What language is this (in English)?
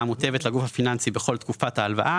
Hebrew